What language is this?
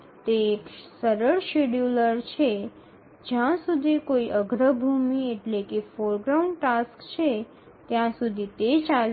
Gujarati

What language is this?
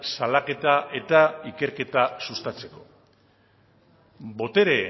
Basque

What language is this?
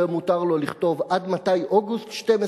Hebrew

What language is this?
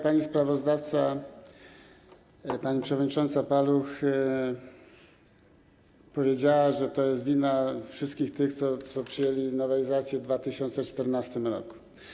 Polish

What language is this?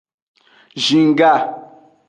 Aja (Benin)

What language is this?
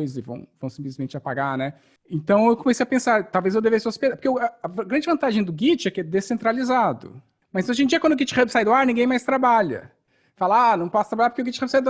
Portuguese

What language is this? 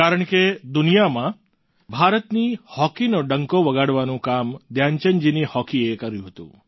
Gujarati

